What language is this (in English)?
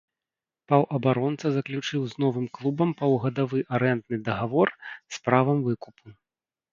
Belarusian